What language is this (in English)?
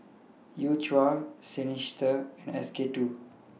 English